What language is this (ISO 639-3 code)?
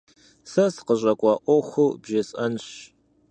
kbd